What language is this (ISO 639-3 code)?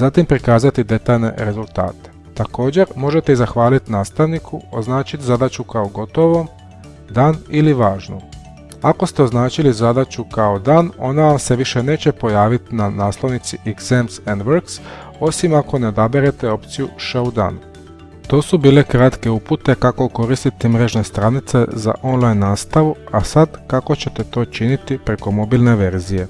hrv